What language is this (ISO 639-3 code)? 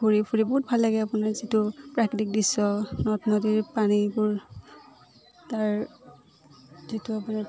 asm